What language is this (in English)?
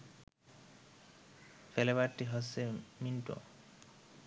Bangla